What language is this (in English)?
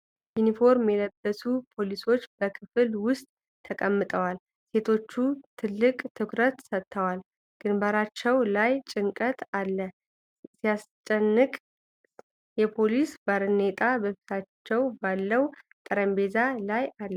Amharic